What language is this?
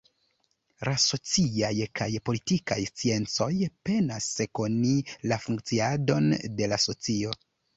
Esperanto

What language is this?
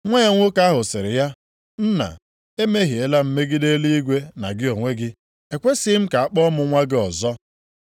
Igbo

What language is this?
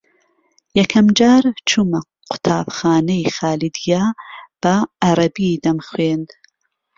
Central Kurdish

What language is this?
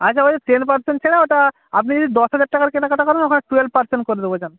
Bangla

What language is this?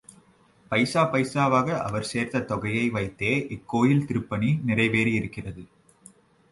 Tamil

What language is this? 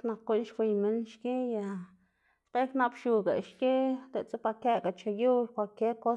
Xanaguía Zapotec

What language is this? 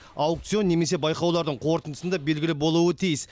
Kazakh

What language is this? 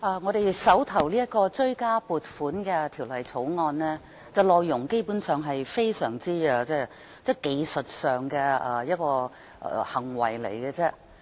Cantonese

